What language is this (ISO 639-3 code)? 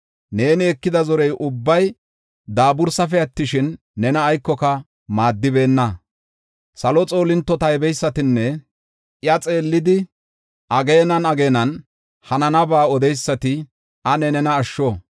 gof